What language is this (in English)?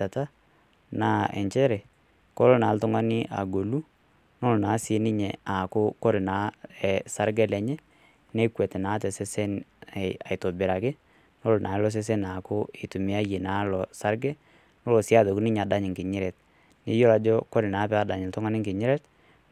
Masai